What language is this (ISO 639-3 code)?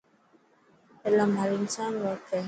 mki